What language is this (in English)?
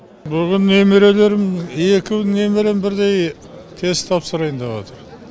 Kazakh